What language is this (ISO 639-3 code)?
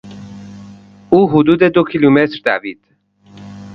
fas